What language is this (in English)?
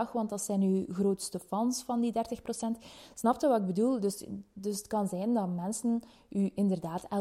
Dutch